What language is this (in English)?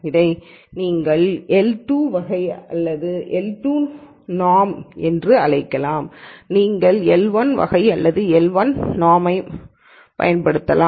Tamil